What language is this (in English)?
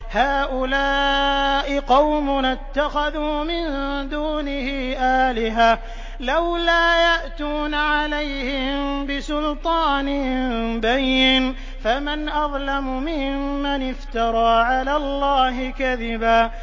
Arabic